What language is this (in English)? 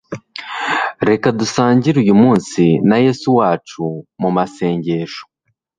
Kinyarwanda